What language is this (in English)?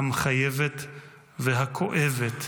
Hebrew